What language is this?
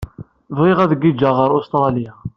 Kabyle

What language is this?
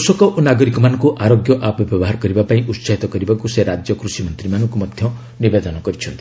Odia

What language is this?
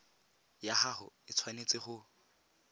Tswana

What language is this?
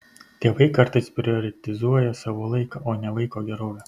Lithuanian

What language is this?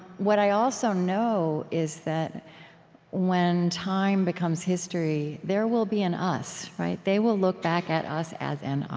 English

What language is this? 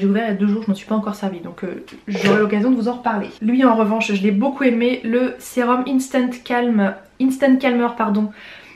French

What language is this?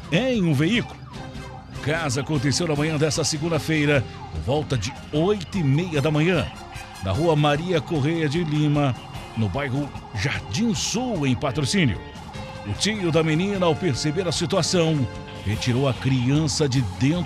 Portuguese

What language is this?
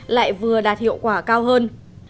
Vietnamese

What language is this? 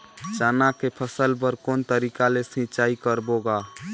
Chhattisgarhi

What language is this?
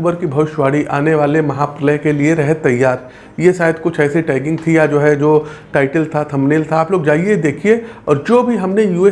Hindi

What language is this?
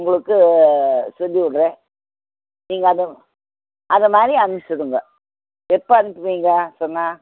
Tamil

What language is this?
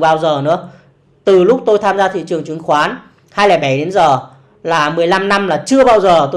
Vietnamese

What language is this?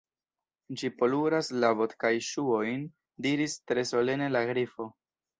Esperanto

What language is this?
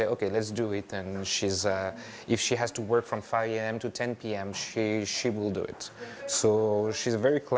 Indonesian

